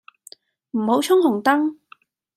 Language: Cantonese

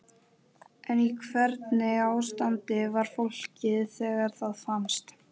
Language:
Icelandic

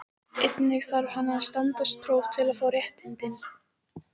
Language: Icelandic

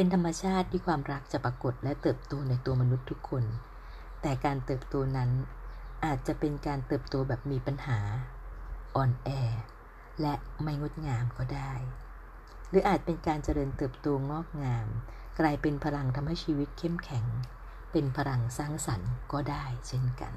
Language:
Thai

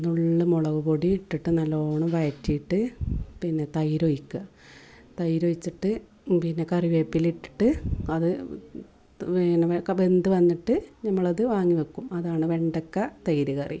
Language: Malayalam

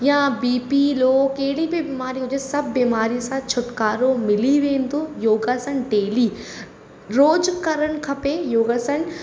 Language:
Sindhi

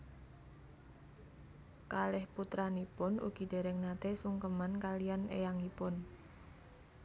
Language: Javanese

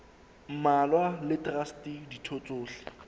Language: Southern Sotho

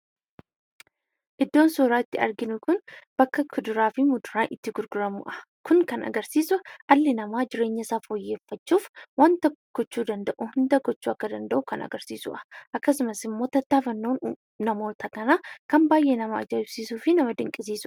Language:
Oromo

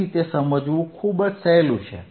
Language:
Gujarati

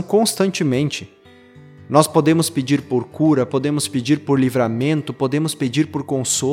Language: Portuguese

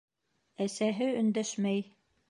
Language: Bashkir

